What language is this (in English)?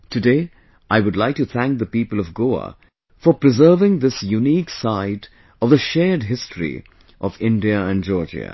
English